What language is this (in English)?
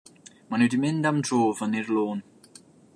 Welsh